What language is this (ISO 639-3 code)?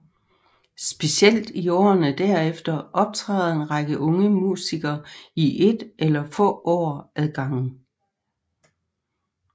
dan